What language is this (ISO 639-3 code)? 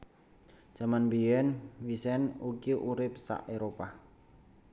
jav